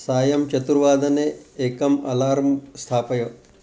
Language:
Sanskrit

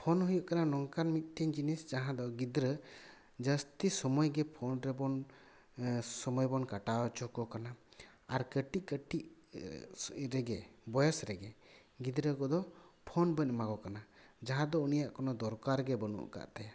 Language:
Santali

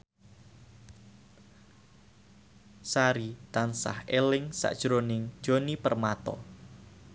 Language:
Javanese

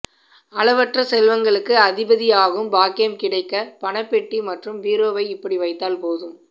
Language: Tamil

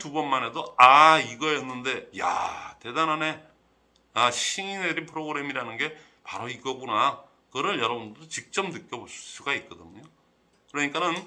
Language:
Korean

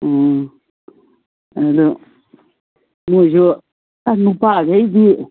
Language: Manipuri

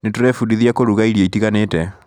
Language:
Kikuyu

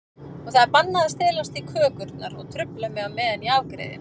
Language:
Icelandic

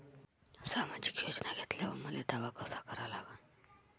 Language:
Marathi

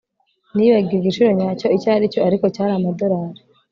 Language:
Kinyarwanda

